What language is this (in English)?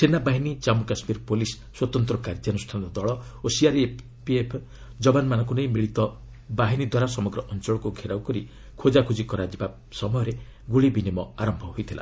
Odia